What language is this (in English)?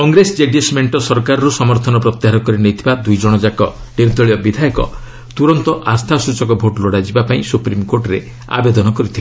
Odia